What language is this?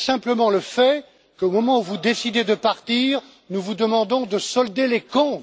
French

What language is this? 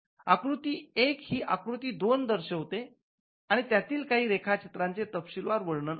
Marathi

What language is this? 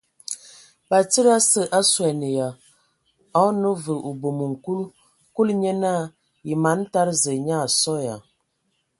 Ewondo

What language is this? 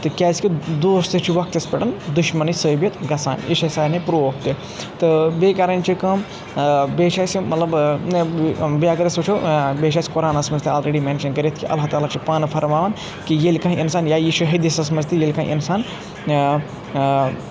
Kashmiri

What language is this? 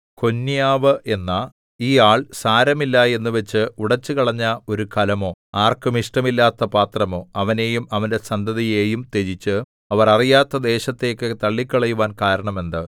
Malayalam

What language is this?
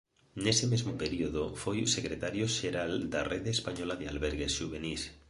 Galician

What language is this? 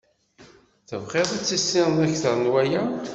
Kabyle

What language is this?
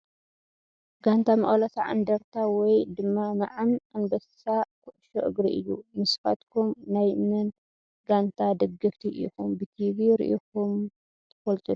Tigrinya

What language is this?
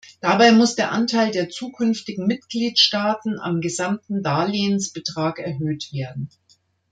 German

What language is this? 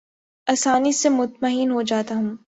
Urdu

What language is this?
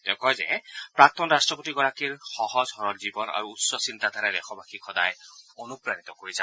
Assamese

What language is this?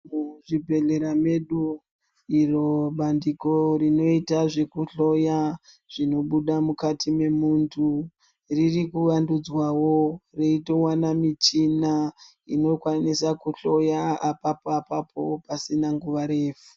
Ndau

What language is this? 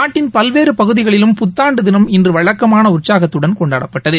Tamil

